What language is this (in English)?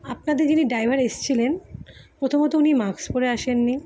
Bangla